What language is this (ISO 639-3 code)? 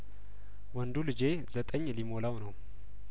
amh